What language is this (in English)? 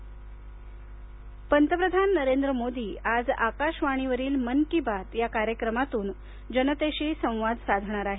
Marathi